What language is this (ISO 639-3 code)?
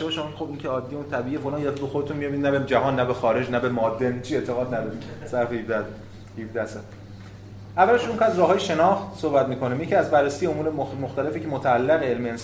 fas